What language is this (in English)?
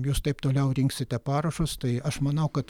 Lithuanian